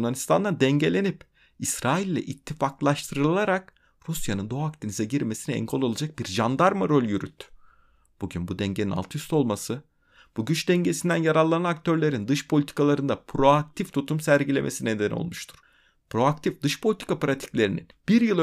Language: Turkish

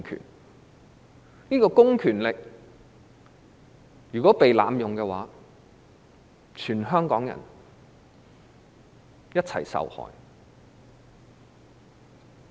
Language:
Cantonese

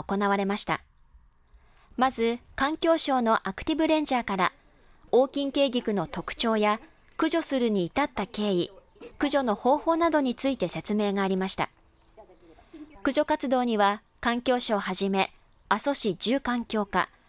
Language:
Japanese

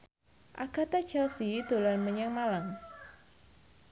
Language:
Javanese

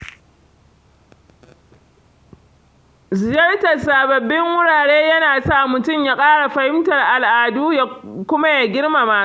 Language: Hausa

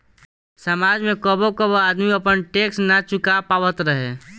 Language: Bhojpuri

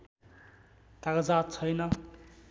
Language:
Nepali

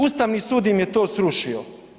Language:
Croatian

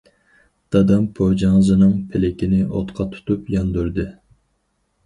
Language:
Uyghur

